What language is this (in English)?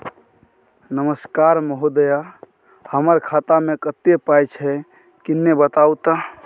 Maithili